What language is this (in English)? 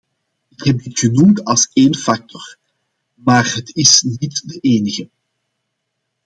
Dutch